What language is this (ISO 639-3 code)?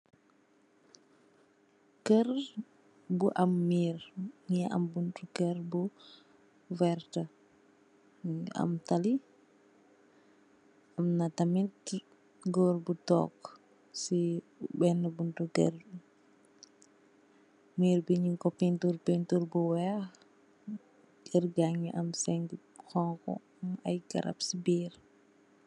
wol